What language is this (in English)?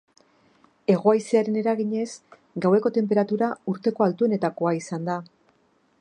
Basque